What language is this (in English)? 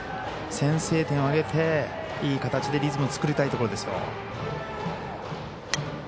Japanese